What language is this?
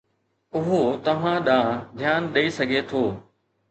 Sindhi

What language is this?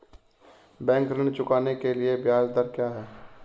Hindi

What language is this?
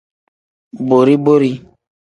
Tem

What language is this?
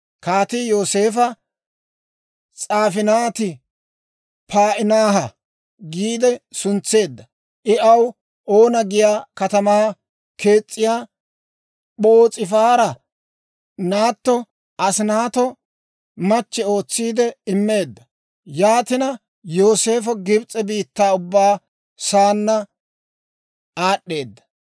Dawro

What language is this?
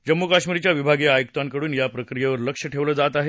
Marathi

